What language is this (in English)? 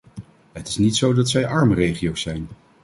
Dutch